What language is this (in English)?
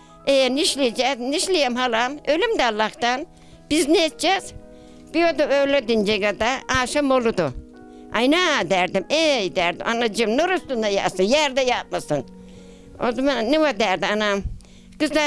Turkish